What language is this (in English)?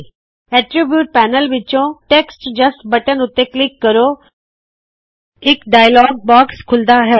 Punjabi